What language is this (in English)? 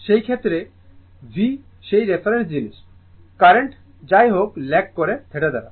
Bangla